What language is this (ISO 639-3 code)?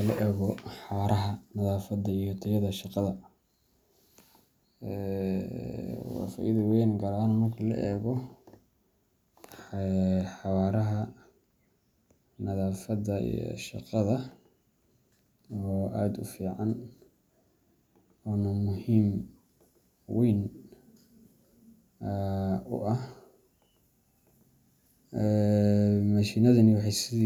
som